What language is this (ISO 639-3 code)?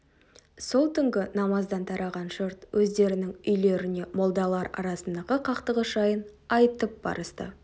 kaz